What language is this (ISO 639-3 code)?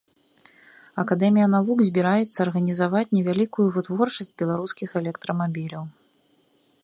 bel